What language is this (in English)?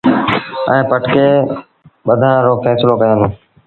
Sindhi Bhil